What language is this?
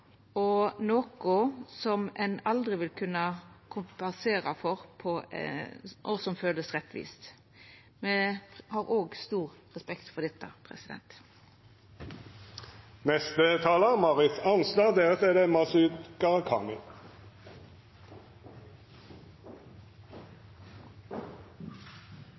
Norwegian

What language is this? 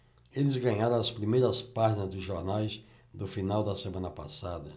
Portuguese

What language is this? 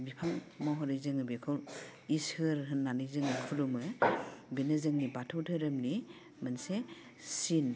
Bodo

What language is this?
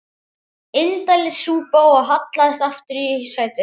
Icelandic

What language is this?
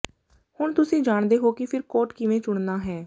Punjabi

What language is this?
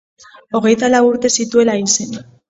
Basque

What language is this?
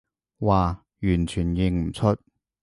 Cantonese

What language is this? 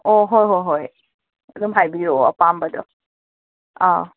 Manipuri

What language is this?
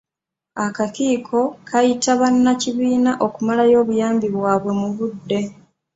Ganda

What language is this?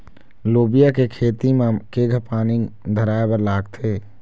Chhattisgarhi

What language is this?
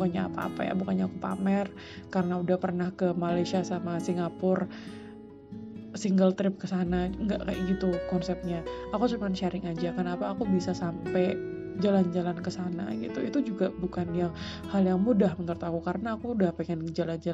Indonesian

